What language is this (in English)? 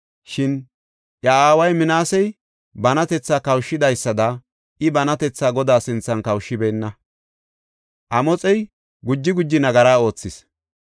Gofa